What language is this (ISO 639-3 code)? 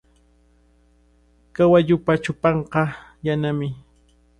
qvl